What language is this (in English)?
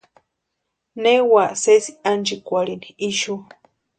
Western Highland Purepecha